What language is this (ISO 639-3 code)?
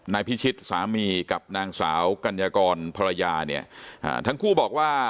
tha